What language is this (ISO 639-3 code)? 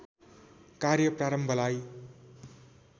nep